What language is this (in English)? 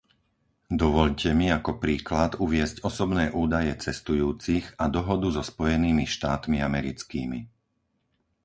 Slovak